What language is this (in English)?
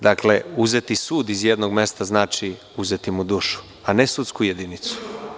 Serbian